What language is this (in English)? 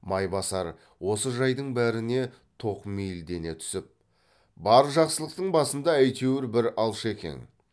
Kazakh